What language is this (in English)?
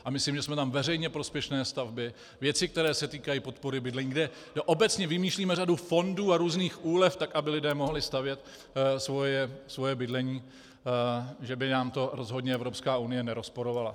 Czech